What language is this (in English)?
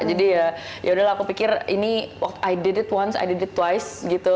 Indonesian